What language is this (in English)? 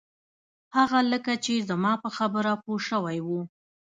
Pashto